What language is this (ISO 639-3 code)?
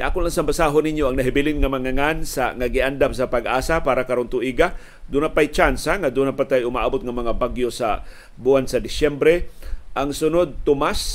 fil